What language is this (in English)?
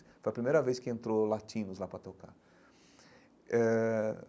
Portuguese